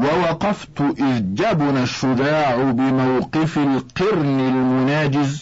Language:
Arabic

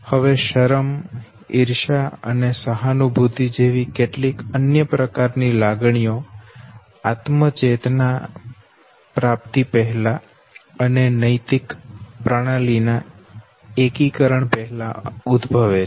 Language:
Gujarati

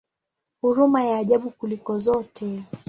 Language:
Swahili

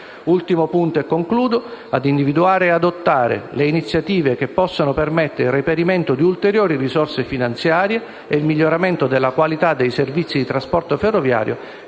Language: Italian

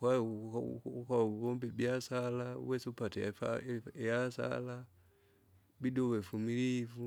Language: Kinga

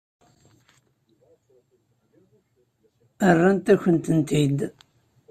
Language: Kabyle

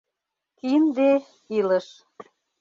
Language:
Mari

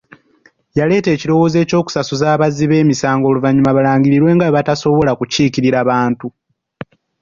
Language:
Ganda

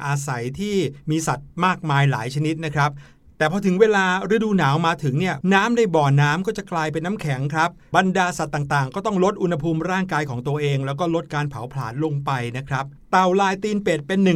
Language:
Thai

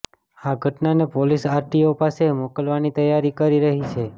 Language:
Gujarati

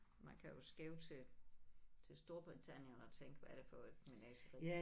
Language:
Danish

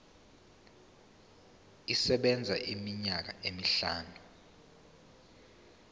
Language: Zulu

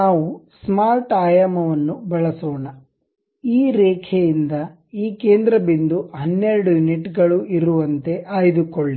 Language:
Kannada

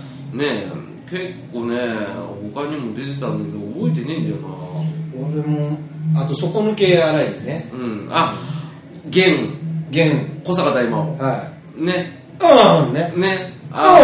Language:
Japanese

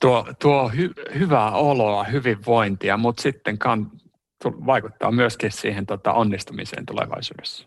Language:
Finnish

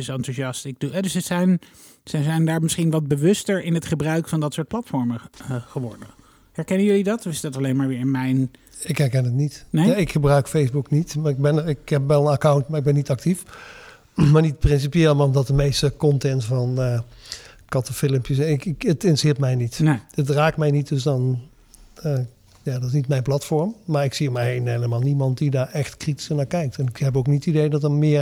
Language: Dutch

